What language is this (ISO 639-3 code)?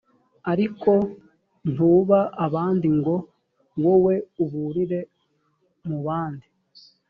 kin